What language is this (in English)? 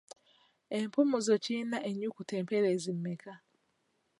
Ganda